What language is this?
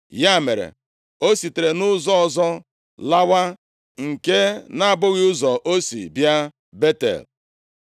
Igbo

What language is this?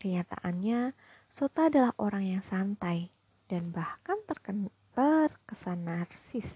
Indonesian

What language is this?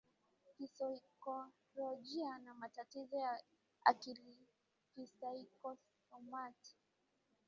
Swahili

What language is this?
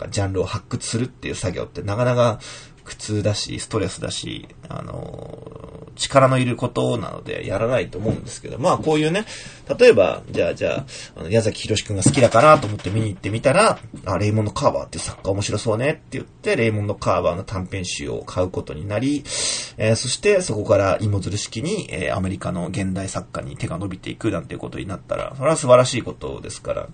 Japanese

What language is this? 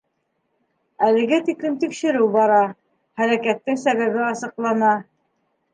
Bashkir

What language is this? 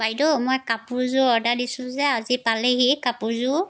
Assamese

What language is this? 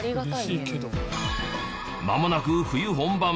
Japanese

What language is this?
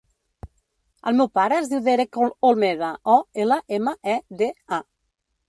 Catalan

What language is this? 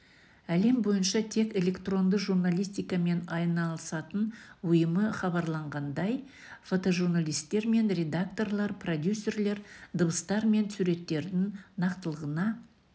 Kazakh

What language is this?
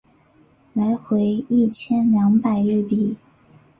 Chinese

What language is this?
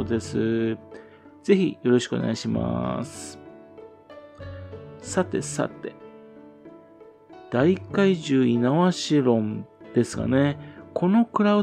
Japanese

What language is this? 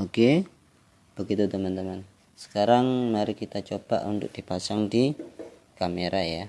Indonesian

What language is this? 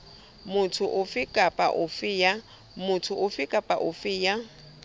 Southern Sotho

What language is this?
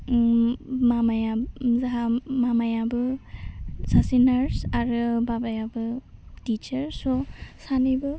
Bodo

